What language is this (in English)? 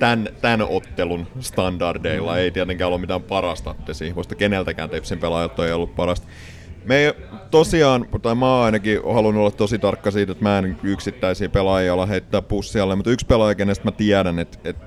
Finnish